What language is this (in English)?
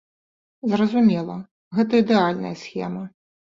Belarusian